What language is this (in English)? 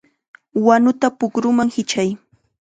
Chiquián Ancash Quechua